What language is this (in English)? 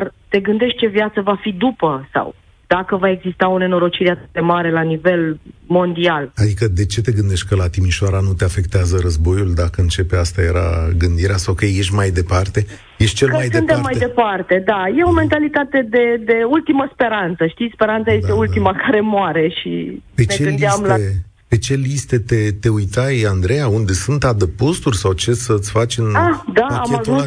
Romanian